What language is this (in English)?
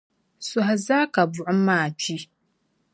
Dagbani